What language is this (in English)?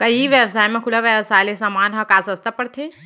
Chhattisgarhi